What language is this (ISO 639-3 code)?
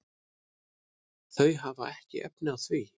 isl